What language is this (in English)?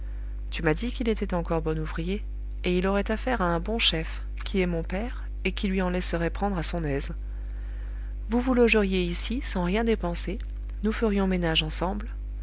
French